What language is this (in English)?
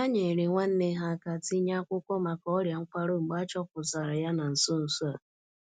Igbo